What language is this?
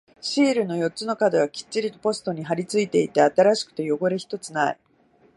Japanese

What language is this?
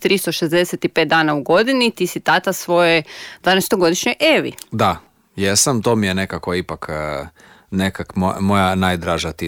Croatian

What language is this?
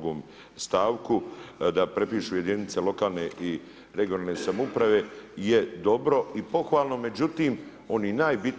Croatian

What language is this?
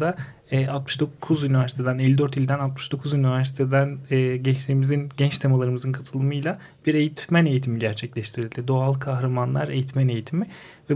Turkish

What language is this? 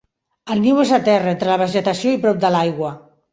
Catalan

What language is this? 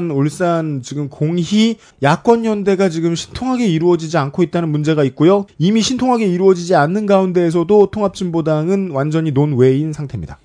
Korean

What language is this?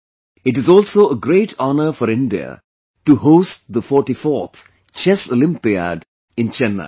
English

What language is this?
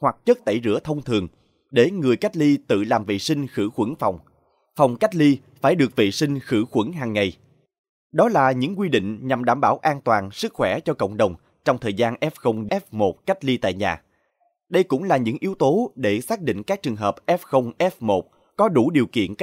Vietnamese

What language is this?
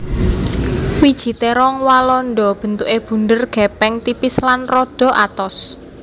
Javanese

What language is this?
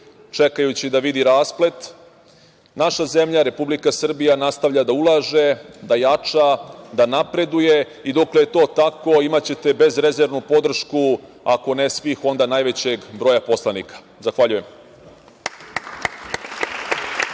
Serbian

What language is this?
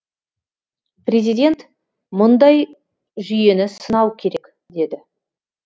Kazakh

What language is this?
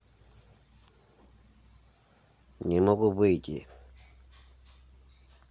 Russian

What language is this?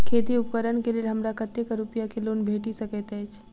Maithili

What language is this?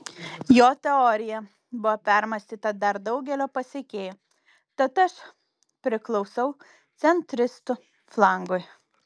Lithuanian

